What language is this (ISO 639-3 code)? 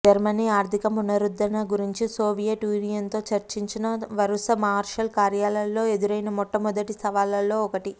tel